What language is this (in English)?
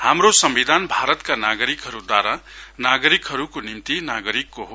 Nepali